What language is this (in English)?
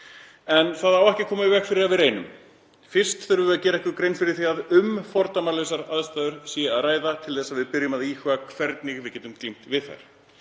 Icelandic